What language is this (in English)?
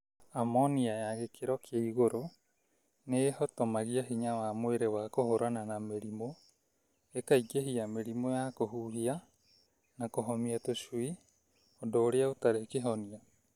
Kikuyu